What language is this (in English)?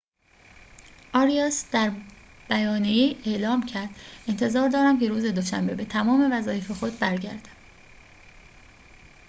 Persian